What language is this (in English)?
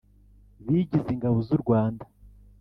Kinyarwanda